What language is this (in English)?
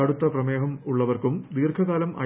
Malayalam